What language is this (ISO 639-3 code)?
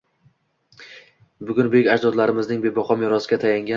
uzb